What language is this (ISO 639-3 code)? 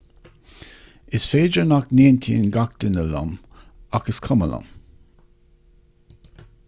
gle